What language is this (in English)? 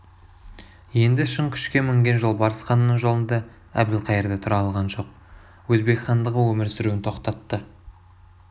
Kazakh